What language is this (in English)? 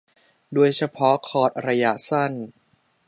Thai